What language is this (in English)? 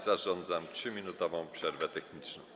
Polish